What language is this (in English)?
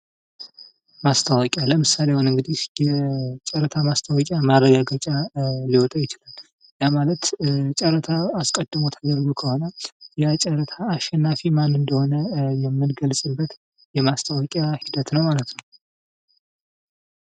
Amharic